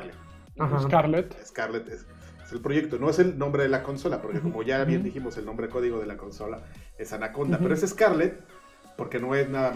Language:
Spanish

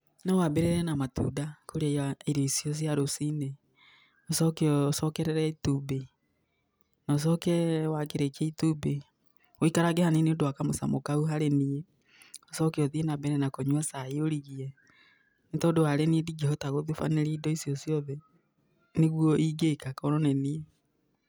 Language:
Kikuyu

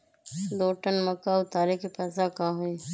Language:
Magahi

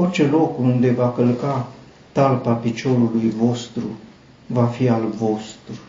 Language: Romanian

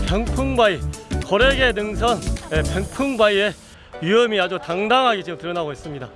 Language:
Korean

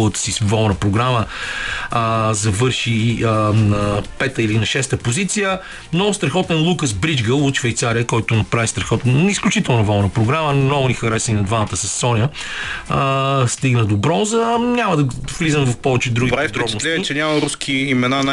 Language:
Bulgarian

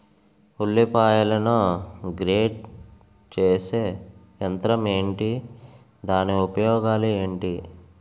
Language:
Telugu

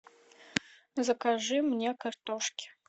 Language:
Russian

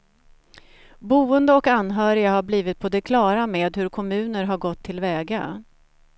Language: Swedish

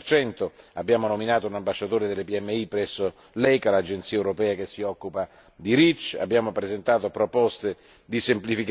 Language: Italian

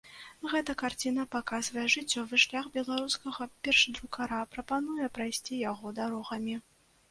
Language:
Belarusian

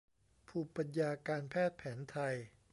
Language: Thai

